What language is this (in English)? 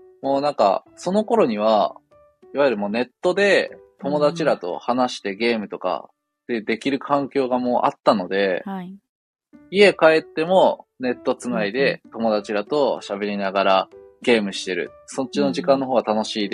Japanese